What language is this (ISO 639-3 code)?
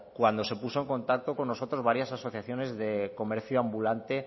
spa